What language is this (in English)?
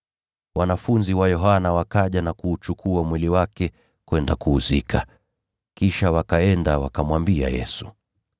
Swahili